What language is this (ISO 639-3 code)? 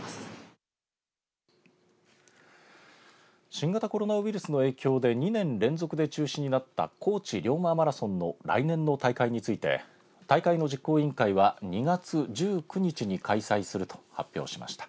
jpn